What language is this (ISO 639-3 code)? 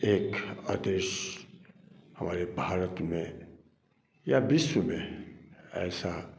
hin